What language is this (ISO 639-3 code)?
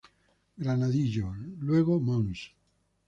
spa